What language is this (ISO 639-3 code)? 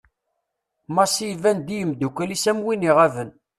kab